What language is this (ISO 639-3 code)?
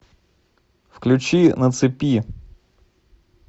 rus